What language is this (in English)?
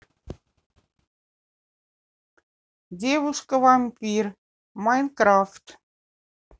Russian